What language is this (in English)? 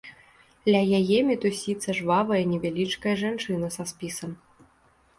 Belarusian